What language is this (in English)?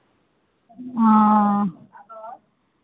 Maithili